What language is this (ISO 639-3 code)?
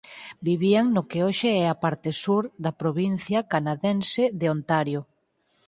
glg